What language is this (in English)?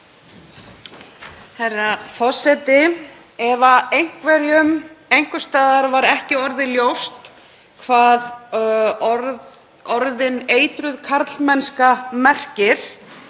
Icelandic